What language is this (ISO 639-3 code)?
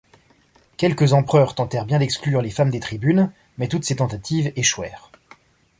fra